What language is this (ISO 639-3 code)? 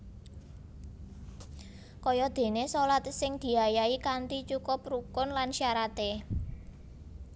jav